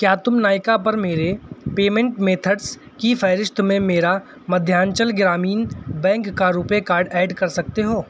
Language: Urdu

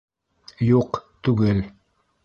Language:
Bashkir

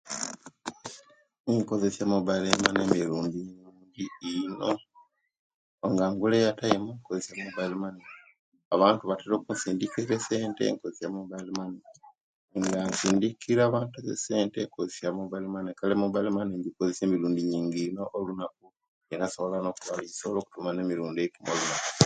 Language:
Kenyi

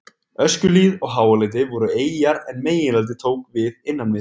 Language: Icelandic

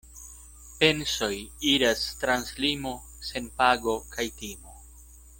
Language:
Esperanto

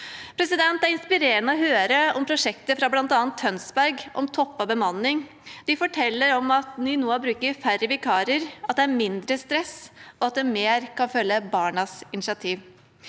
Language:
Norwegian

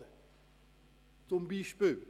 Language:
Swiss German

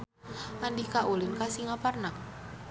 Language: Sundanese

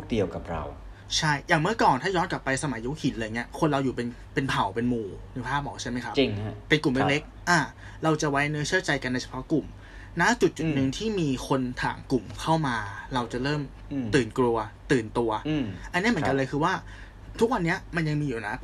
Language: Thai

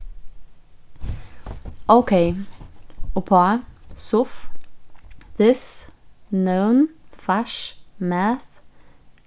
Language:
Faroese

